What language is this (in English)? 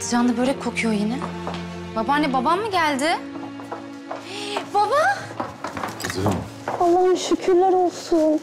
Turkish